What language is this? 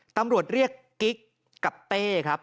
Thai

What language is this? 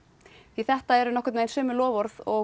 Icelandic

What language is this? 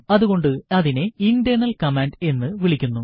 Malayalam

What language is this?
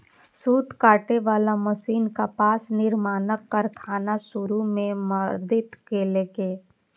Maithili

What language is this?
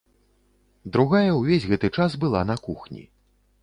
Belarusian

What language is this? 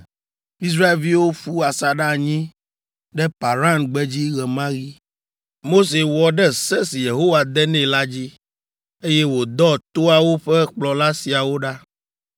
Ewe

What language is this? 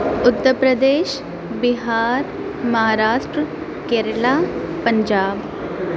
Urdu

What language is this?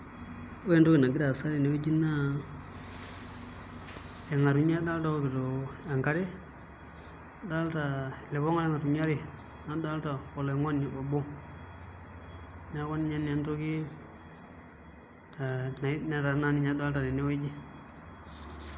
Masai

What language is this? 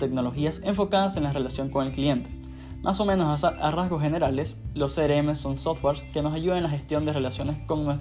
Spanish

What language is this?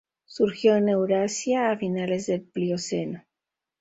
Spanish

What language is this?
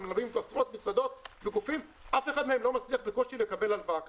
Hebrew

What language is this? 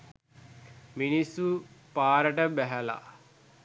Sinhala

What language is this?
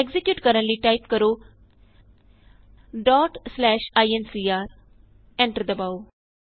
Punjabi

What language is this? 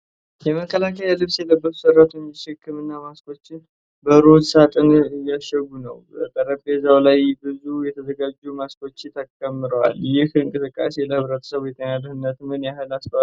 Amharic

